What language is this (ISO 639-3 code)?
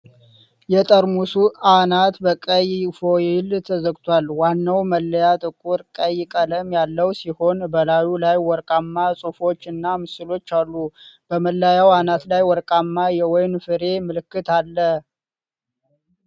amh